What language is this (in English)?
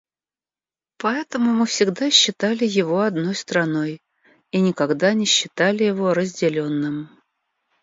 Russian